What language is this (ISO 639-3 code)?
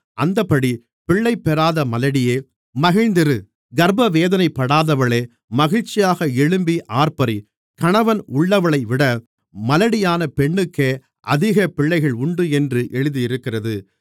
tam